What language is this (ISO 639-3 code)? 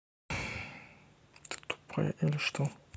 rus